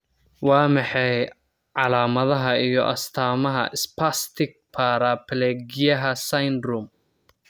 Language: Somali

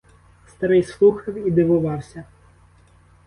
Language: Ukrainian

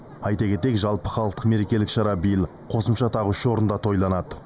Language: Kazakh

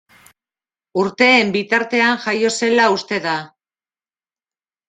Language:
Basque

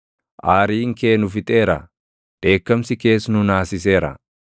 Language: Oromo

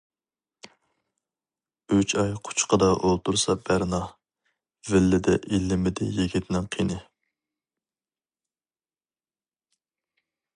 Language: Uyghur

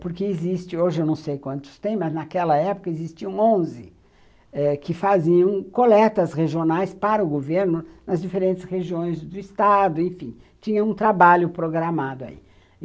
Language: Portuguese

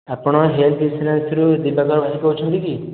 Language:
Odia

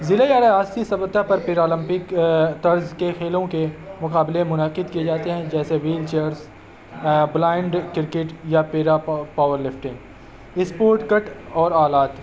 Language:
Urdu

